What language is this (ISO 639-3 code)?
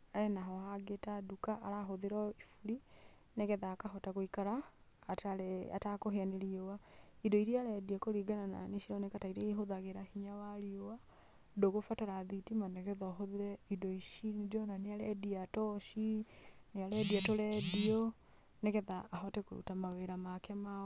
kik